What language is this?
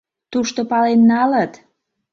Mari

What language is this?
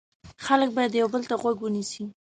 Pashto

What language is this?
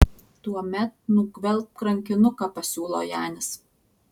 Lithuanian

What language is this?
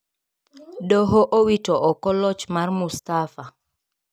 Luo (Kenya and Tanzania)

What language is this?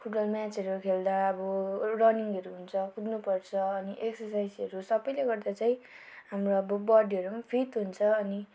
Nepali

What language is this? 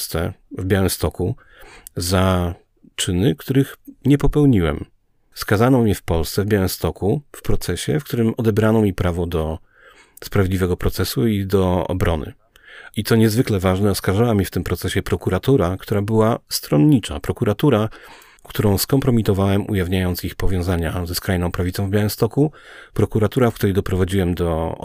Polish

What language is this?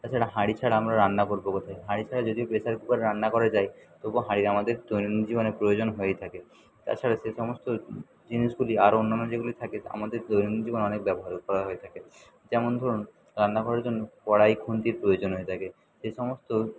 Bangla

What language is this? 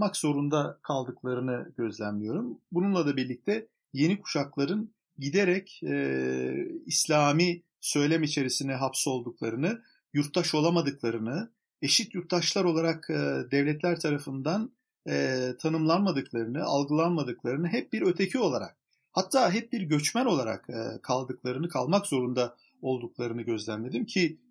Turkish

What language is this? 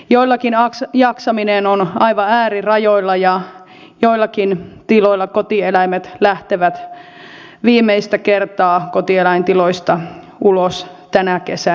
Finnish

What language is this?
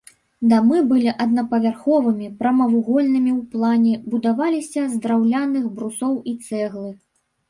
Belarusian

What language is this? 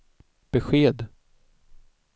Swedish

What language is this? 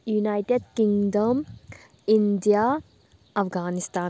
Manipuri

